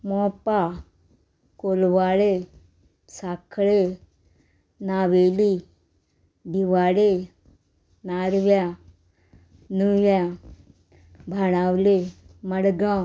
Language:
Konkani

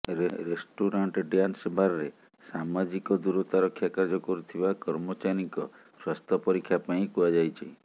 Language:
Odia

